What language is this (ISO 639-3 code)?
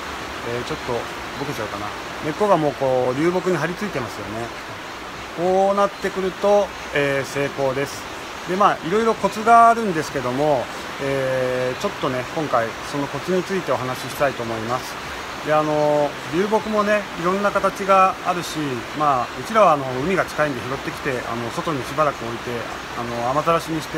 jpn